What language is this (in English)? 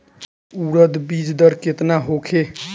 Bhojpuri